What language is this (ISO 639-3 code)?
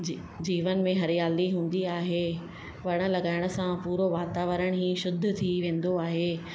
snd